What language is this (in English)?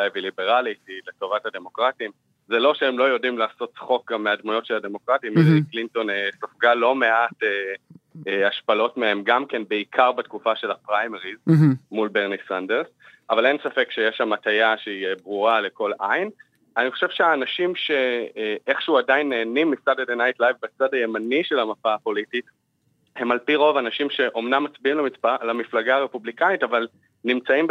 Hebrew